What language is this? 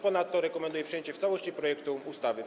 Polish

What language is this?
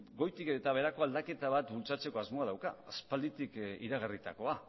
Basque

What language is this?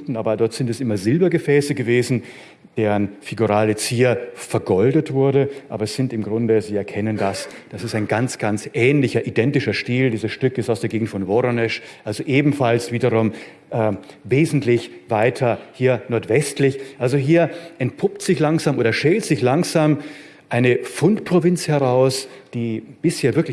German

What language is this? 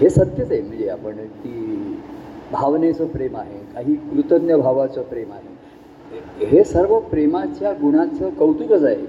Marathi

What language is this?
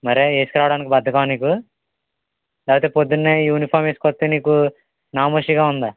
Telugu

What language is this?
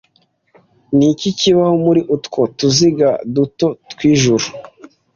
Kinyarwanda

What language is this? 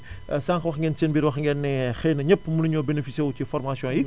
Wolof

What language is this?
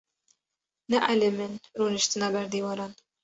Kurdish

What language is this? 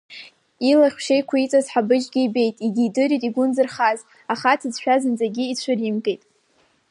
Abkhazian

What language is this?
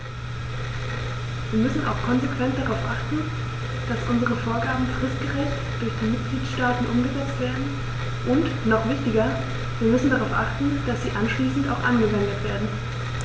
German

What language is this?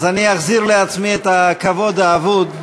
Hebrew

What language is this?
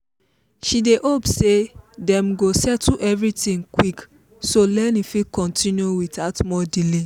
Nigerian Pidgin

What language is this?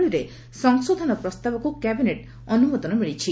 Odia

